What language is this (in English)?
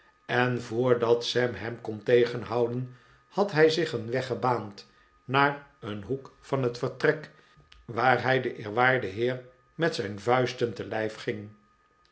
Dutch